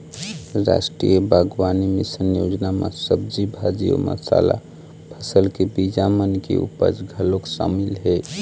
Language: Chhattisgarhi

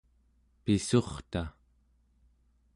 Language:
Central Yupik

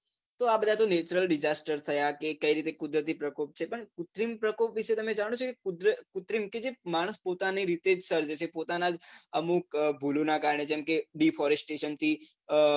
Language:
Gujarati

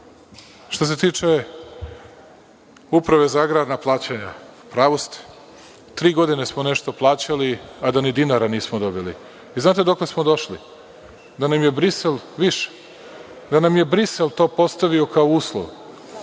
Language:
Serbian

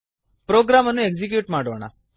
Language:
Kannada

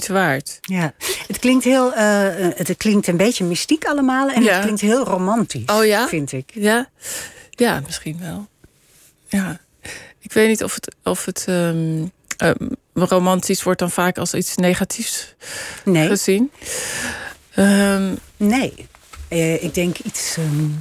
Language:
Dutch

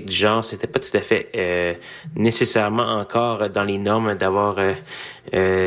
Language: French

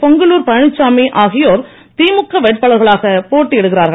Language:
Tamil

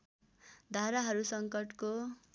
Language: Nepali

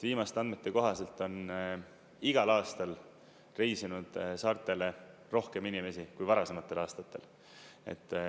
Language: Estonian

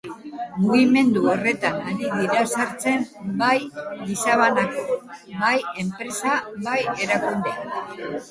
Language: Basque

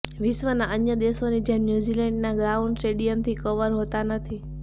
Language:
Gujarati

